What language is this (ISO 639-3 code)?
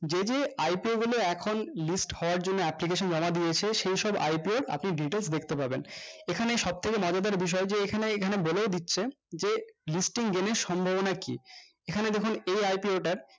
ben